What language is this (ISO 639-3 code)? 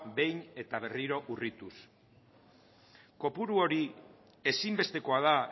eus